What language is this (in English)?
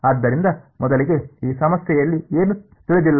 Kannada